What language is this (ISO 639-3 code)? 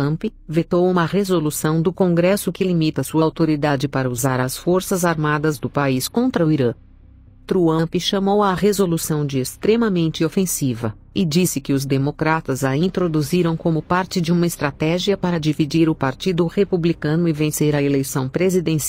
por